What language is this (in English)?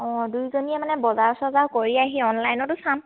Assamese